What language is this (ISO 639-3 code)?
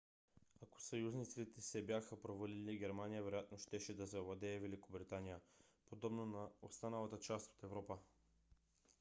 bul